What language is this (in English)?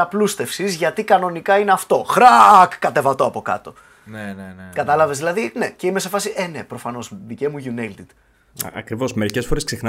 Greek